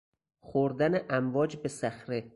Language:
Persian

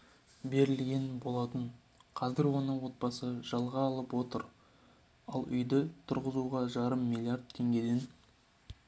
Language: Kazakh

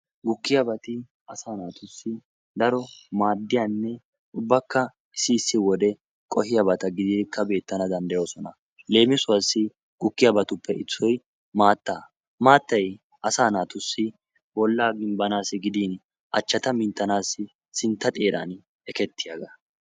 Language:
Wolaytta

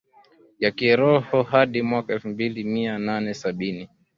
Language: Swahili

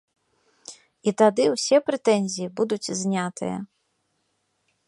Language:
Belarusian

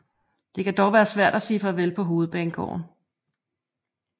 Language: Danish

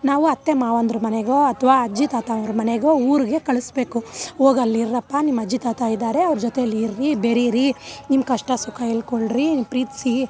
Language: Kannada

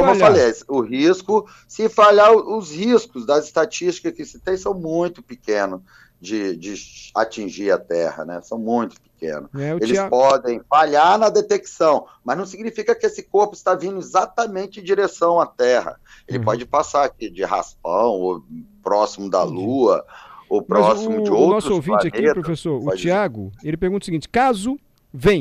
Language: Portuguese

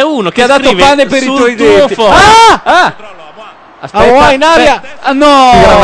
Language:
Italian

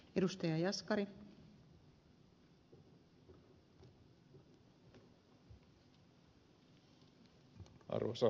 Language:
Finnish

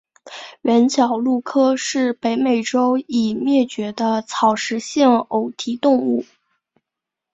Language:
Chinese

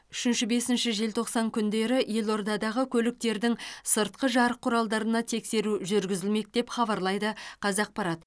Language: Kazakh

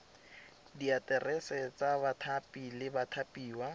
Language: Tswana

